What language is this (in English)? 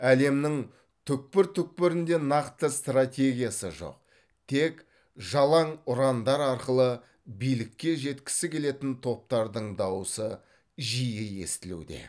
Kazakh